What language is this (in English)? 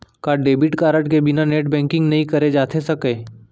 Chhattisgarhi